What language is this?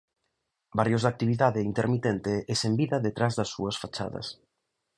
Galician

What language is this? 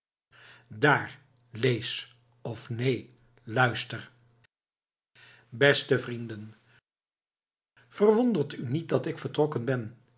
Dutch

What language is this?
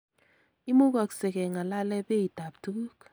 Kalenjin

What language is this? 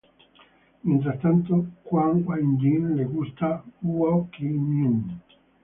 Spanish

